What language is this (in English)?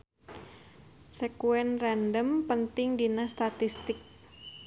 Sundanese